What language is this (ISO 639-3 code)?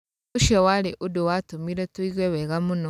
kik